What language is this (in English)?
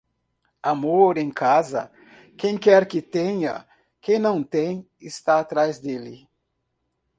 Portuguese